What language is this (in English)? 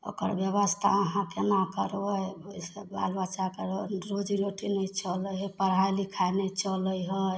Maithili